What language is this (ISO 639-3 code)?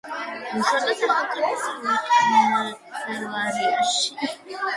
kat